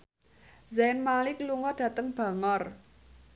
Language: Javanese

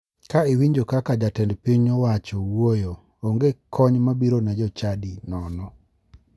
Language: Luo (Kenya and Tanzania)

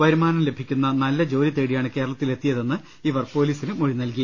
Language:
Malayalam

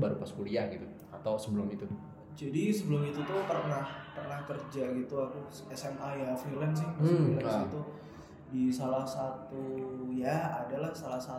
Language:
Indonesian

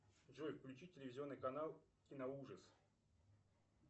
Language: Russian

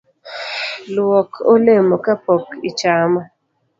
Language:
Luo (Kenya and Tanzania)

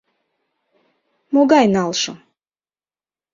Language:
Mari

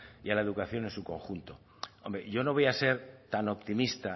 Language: Spanish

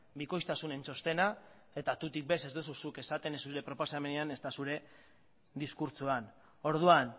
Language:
Basque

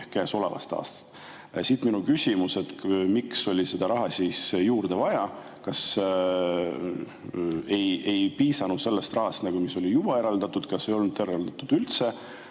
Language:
Estonian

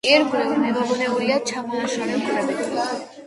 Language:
Georgian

